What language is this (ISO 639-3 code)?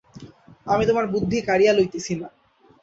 ben